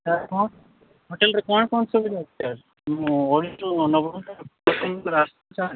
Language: Odia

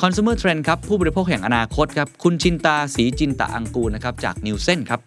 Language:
Thai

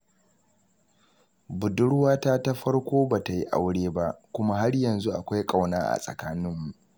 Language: Hausa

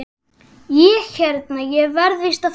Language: Icelandic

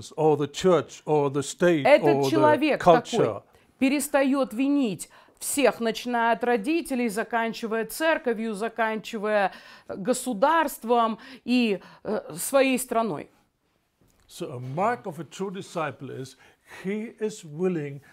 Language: Russian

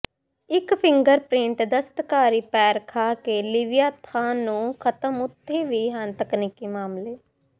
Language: Punjabi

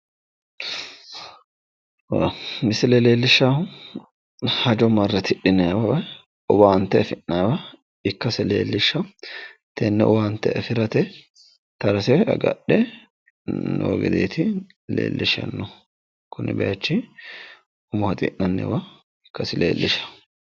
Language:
Sidamo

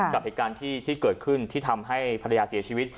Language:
Thai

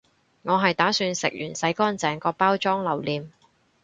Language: Cantonese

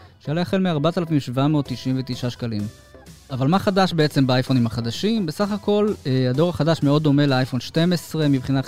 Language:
Hebrew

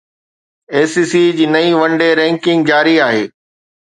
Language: Sindhi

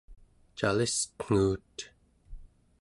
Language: Central Yupik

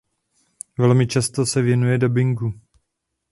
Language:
Czech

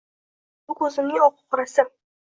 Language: Uzbek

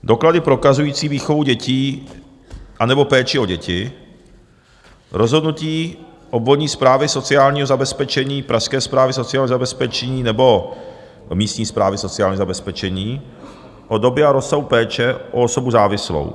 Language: Czech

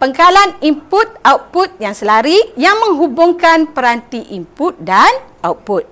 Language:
Malay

